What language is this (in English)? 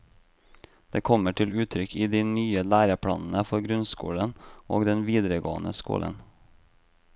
Norwegian